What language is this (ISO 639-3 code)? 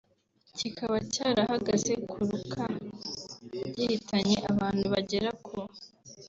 kin